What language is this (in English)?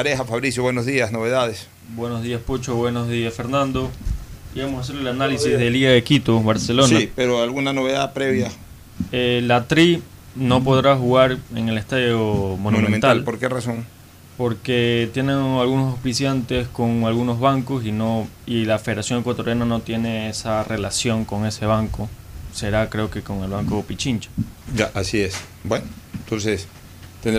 Spanish